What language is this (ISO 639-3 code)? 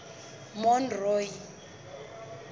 sot